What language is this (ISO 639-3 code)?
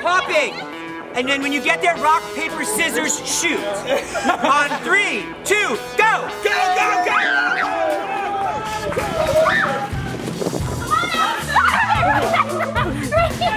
eng